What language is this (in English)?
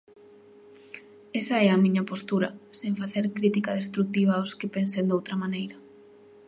Galician